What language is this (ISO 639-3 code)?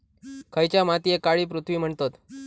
mar